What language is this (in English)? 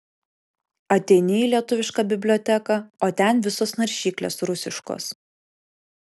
Lithuanian